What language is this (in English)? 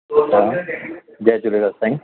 Sindhi